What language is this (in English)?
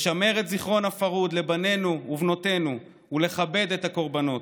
Hebrew